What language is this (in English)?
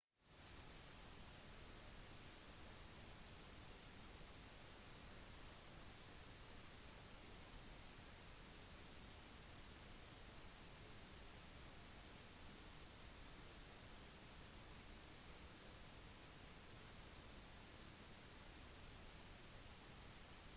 Norwegian Bokmål